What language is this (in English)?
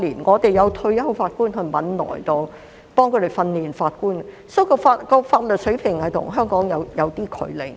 Cantonese